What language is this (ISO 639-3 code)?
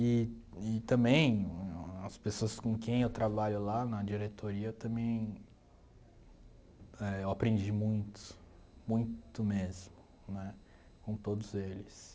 por